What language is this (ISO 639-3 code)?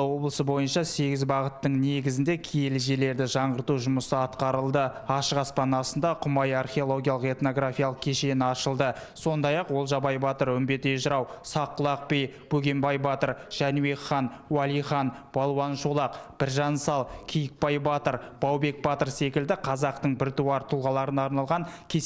rus